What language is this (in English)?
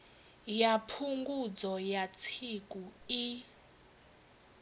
Venda